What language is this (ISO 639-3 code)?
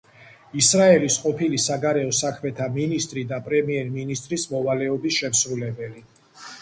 kat